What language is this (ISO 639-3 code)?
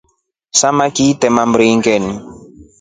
rof